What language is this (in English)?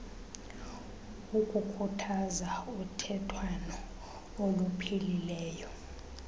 Xhosa